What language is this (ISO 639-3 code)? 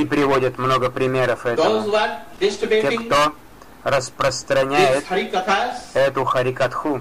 rus